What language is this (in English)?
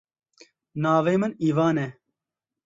Kurdish